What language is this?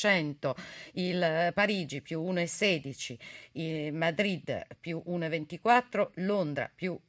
Italian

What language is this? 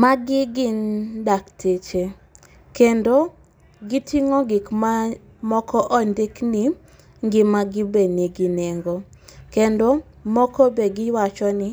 Luo (Kenya and Tanzania)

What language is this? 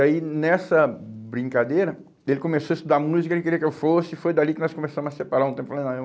Portuguese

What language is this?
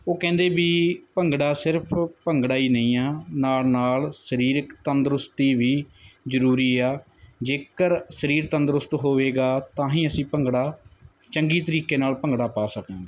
Punjabi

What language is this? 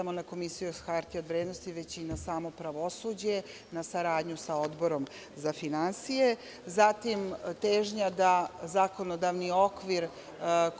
Serbian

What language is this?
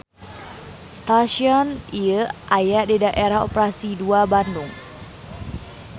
Sundanese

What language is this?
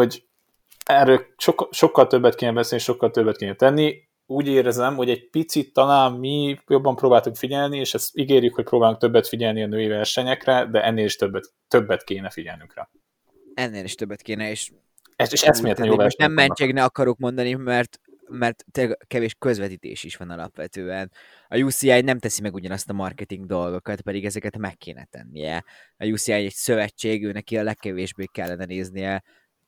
Hungarian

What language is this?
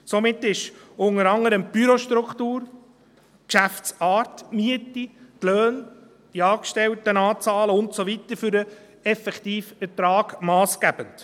Swiss German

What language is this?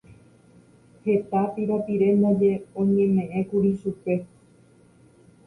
Guarani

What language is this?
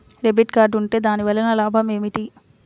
Telugu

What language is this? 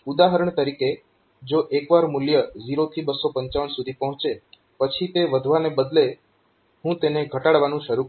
Gujarati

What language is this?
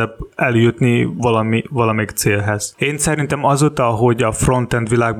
Hungarian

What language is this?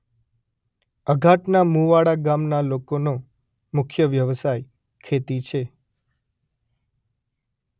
Gujarati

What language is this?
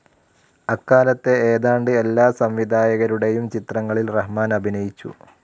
Malayalam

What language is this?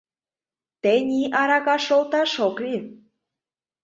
Mari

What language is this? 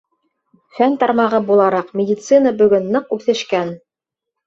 Bashkir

